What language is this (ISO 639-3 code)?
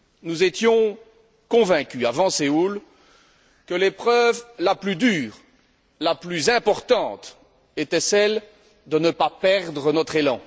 fra